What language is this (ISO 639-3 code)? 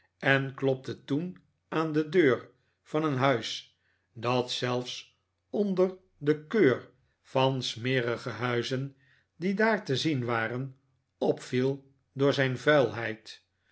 nld